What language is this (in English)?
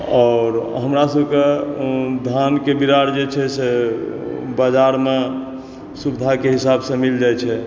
Maithili